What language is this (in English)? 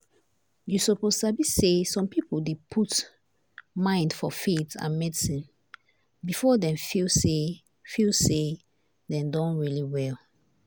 Nigerian Pidgin